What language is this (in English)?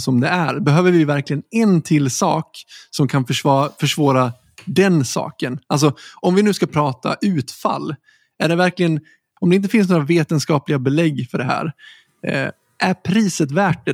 Swedish